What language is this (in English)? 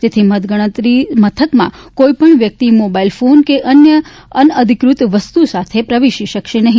Gujarati